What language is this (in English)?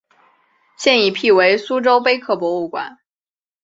Chinese